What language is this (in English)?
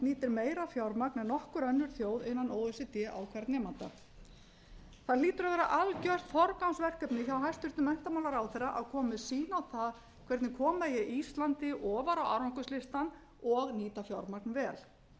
Icelandic